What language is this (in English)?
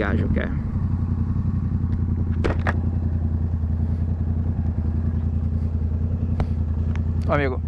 Portuguese